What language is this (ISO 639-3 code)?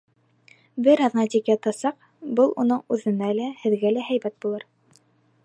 bak